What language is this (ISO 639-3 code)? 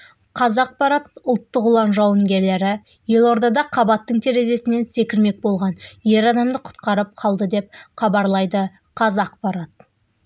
kaz